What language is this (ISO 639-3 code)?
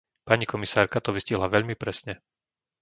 slk